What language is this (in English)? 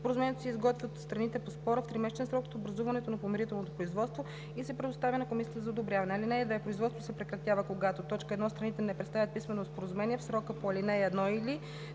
Bulgarian